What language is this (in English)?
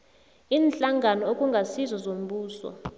South Ndebele